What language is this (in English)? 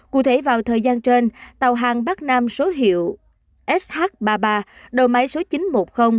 Vietnamese